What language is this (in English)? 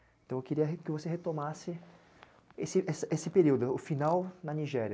Portuguese